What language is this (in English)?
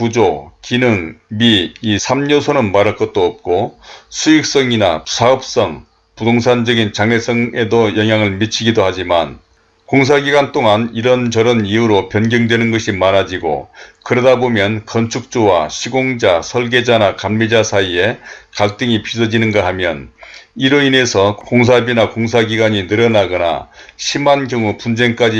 Korean